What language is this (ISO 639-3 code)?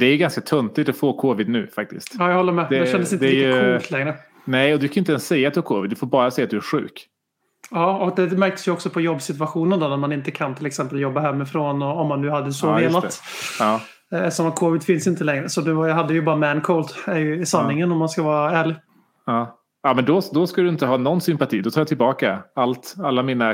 swe